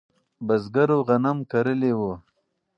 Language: Pashto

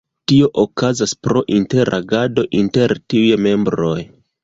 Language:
Esperanto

